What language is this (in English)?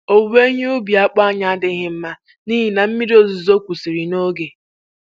Igbo